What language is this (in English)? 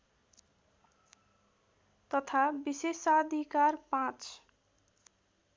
Nepali